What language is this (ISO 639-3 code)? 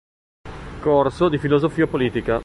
ita